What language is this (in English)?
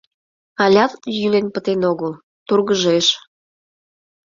Mari